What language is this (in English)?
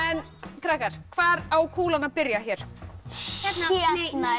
Icelandic